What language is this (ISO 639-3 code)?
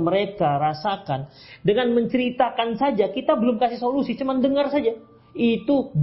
ind